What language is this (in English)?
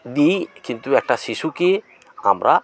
Bangla